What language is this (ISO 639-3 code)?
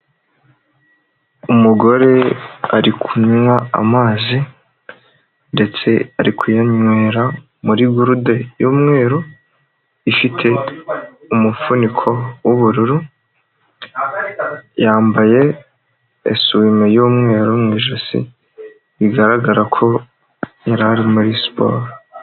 kin